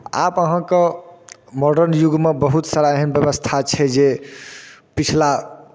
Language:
Maithili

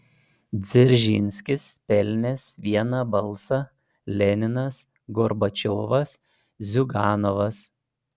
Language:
Lithuanian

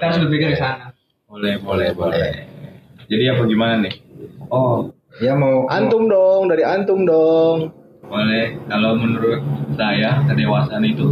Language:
Indonesian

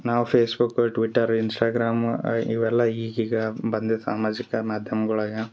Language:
Kannada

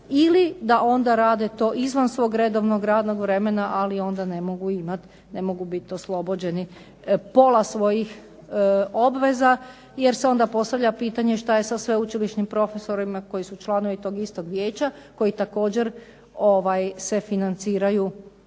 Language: Croatian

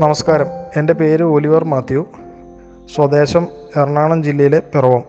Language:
Malayalam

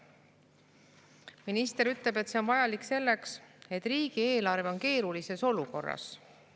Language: Estonian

